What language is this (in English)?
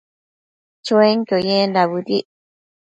Matsés